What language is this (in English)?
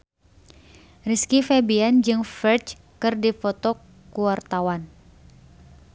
Sundanese